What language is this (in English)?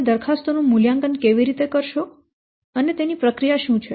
Gujarati